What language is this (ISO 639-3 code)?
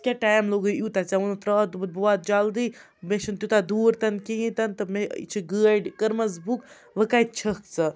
kas